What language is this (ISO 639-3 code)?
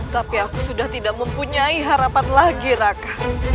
ind